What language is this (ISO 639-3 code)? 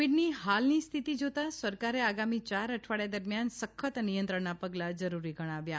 guj